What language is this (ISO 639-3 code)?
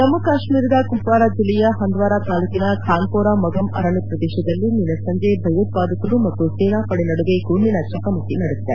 kan